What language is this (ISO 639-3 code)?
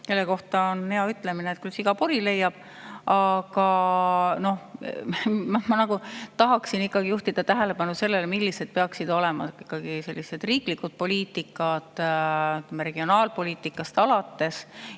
est